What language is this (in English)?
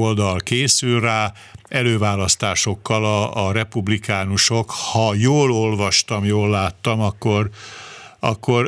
Hungarian